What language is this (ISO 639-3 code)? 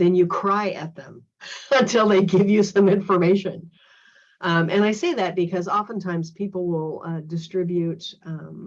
eng